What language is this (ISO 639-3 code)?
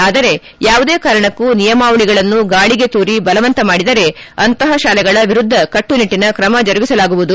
kan